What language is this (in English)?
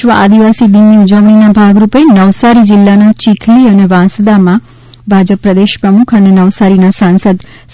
Gujarati